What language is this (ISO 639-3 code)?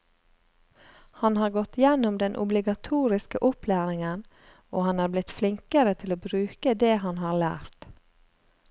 nor